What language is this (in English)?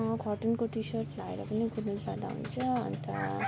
Nepali